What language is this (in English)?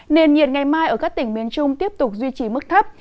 Vietnamese